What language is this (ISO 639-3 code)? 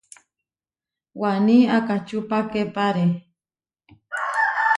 var